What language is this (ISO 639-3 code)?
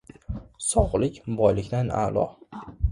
uzb